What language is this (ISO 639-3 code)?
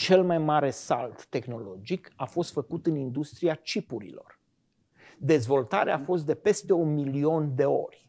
ron